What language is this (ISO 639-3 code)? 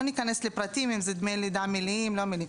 heb